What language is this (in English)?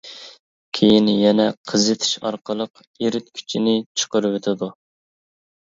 Uyghur